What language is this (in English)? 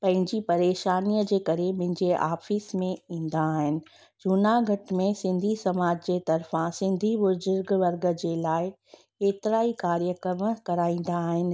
Sindhi